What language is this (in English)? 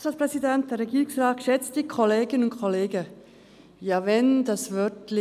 Swiss German